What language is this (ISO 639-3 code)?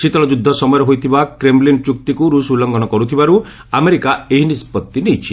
ori